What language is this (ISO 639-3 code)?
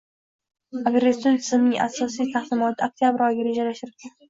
uzb